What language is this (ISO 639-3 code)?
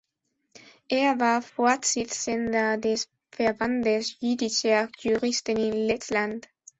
deu